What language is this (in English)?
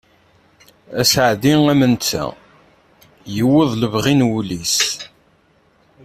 Kabyle